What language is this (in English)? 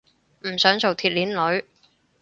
Cantonese